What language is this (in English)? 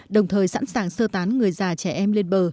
Vietnamese